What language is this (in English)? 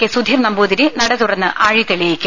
Malayalam